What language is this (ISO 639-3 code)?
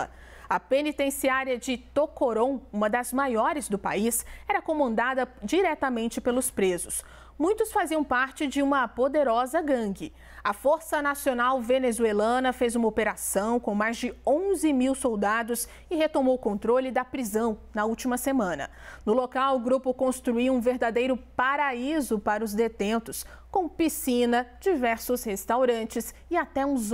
por